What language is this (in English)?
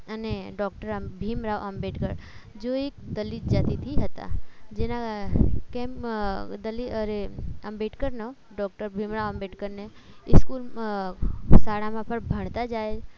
Gujarati